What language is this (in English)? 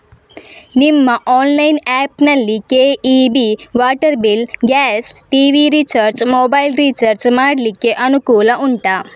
Kannada